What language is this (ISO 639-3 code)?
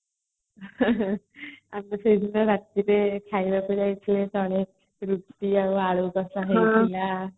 ori